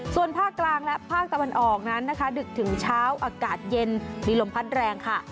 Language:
Thai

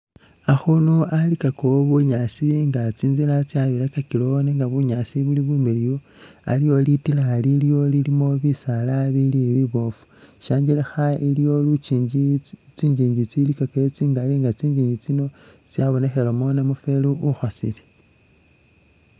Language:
Masaaba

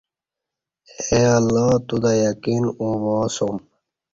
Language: Kati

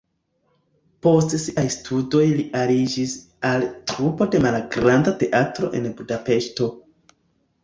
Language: Esperanto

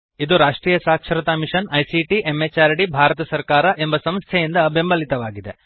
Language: Kannada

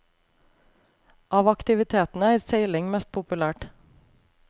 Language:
Norwegian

